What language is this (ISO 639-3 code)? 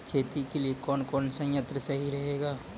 mai